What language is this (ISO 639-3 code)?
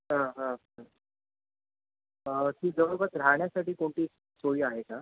mar